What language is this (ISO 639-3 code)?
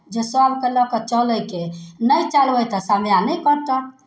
mai